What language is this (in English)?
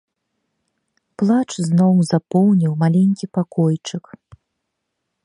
Belarusian